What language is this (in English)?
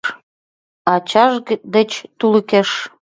Mari